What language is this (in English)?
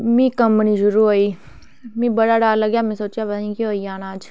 Dogri